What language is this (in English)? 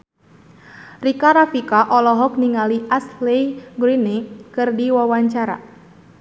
Sundanese